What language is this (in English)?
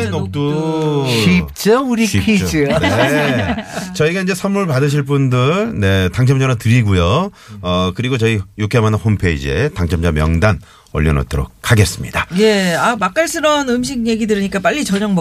Korean